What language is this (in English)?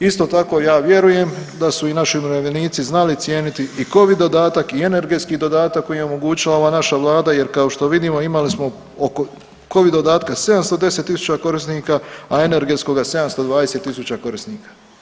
Croatian